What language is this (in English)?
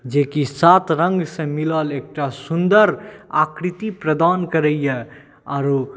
Maithili